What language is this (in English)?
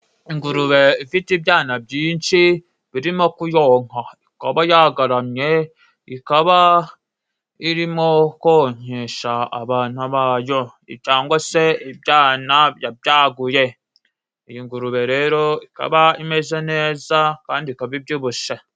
Kinyarwanda